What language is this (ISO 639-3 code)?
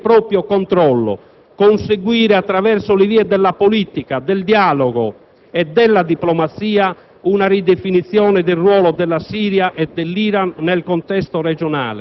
ita